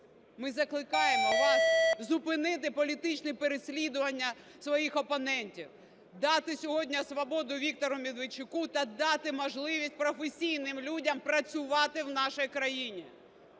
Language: Ukrainian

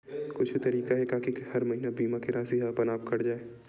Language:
Chhattisgarhi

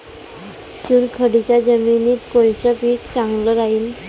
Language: Marathi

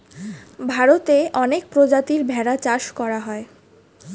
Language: Bangla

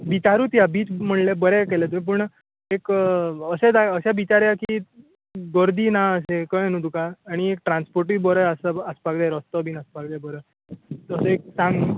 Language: Konkani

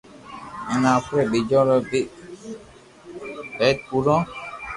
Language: Loarki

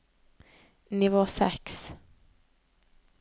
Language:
Norwegian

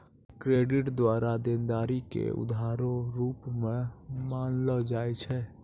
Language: Maithili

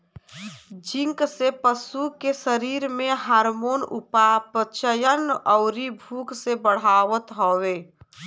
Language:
Bhojpuri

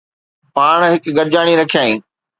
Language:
Sindhi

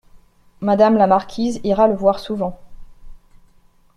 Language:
French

